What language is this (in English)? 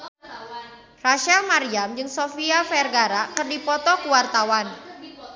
Sundanese